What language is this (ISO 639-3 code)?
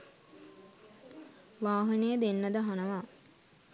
sin